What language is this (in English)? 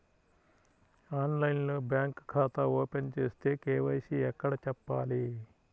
Telugu